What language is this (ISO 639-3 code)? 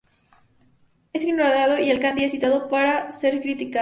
spa